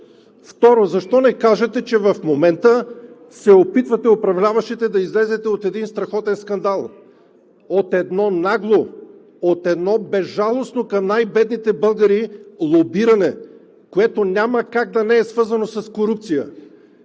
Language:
Bulgarian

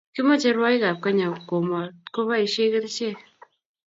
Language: Kalenjin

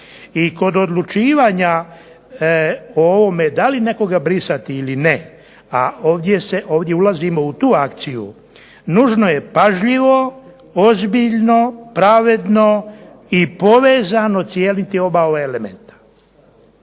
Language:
Croatian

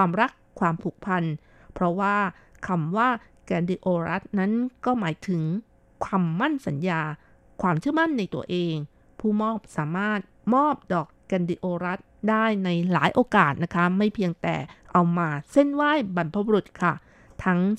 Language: Thai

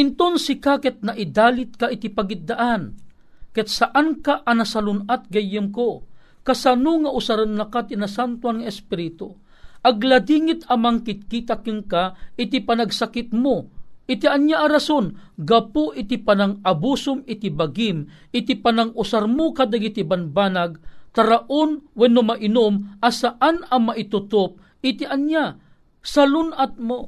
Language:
Filipino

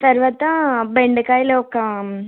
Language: Telugu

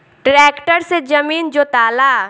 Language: Bhojpuri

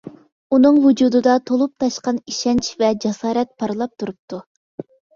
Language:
Uyghur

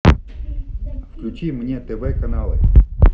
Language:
Russian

